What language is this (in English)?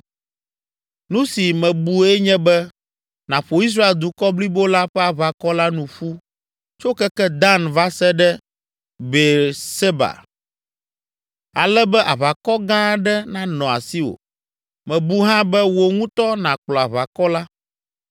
Ewe